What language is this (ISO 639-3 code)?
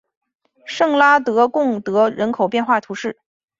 zho